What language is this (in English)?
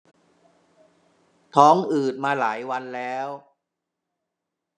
Thai